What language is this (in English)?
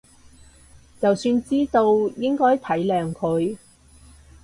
Cantonese